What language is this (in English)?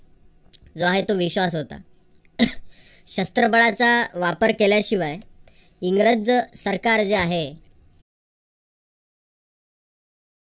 Marathi